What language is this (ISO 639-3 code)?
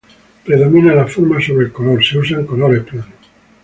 spa